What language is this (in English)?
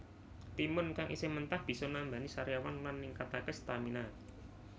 Javanese